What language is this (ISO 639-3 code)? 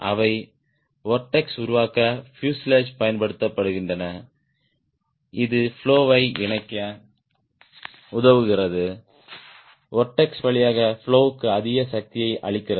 tam